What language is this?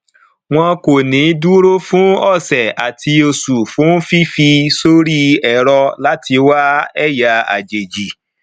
Yoruba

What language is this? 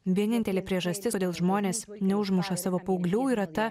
Lithuanian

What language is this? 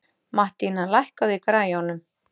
Icelandic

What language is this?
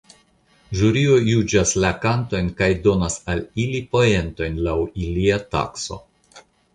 Esperanto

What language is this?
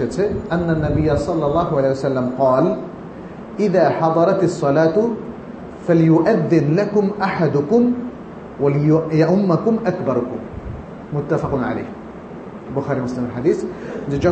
Bangla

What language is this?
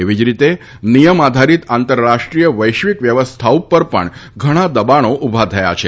Gujarati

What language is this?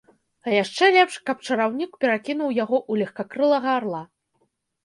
Belarusian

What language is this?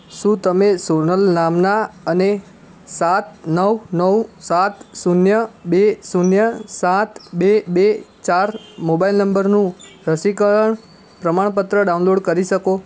Gujarati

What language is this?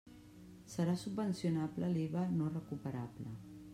Catalan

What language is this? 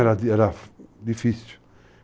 Portuguese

